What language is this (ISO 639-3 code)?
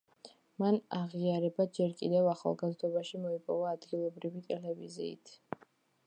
kat